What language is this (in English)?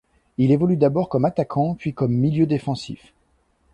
French